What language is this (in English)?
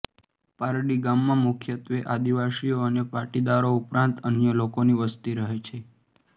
Gujarati